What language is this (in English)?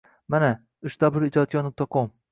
Uzbek